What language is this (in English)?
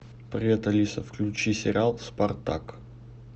Russian